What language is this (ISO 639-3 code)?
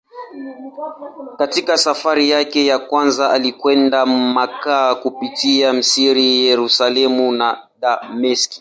swa